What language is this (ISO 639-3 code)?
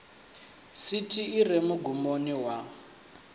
ven